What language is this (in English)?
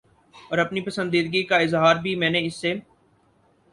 Urdu